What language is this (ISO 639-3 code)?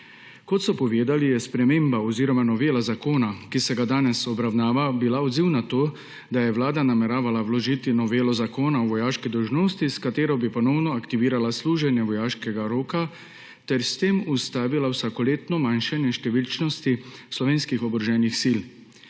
slv